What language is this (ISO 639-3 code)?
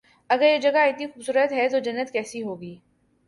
urd